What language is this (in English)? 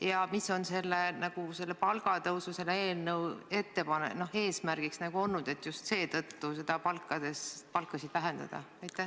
Estonian